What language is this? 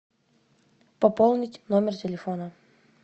Russian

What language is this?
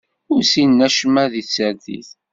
Kabyle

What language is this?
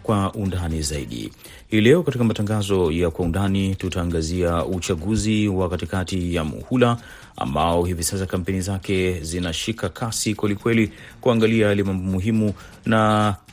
Swahili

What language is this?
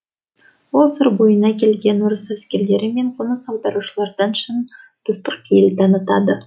Kazakh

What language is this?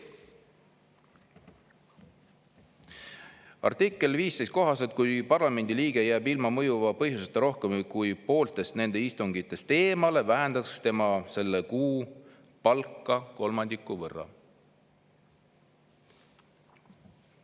Estonian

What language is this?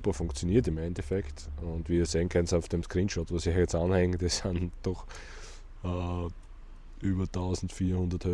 German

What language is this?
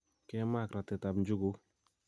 Kalenjin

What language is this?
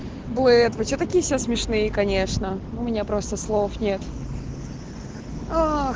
Russian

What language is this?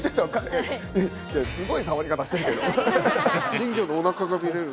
Japanese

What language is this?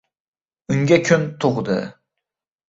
Uzbek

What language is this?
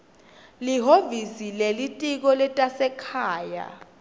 Swati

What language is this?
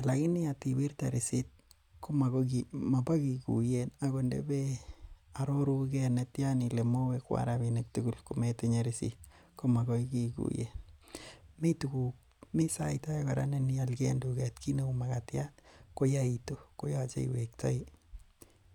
Kalenjin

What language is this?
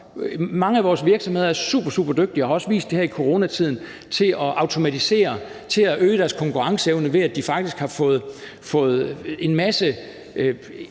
Danish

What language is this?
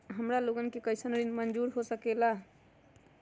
Magahi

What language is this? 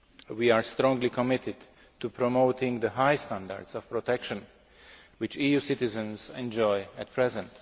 English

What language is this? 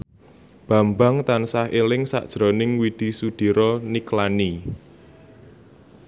Javanese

